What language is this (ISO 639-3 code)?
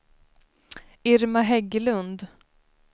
swe